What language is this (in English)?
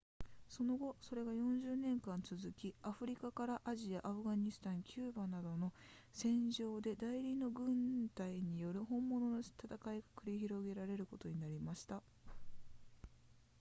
Japanese